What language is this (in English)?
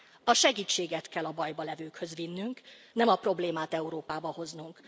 Hungarian